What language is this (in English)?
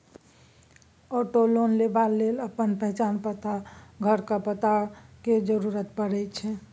Maithili